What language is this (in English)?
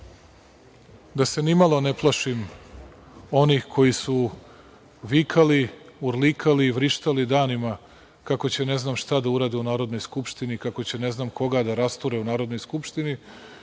Serbian